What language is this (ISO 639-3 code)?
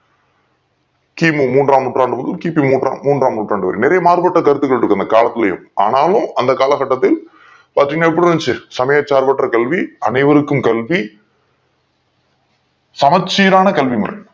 tam